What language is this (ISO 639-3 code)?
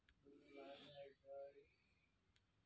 mai